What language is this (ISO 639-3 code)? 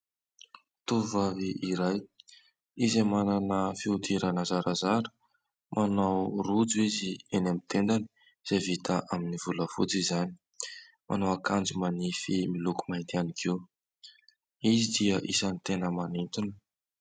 mlg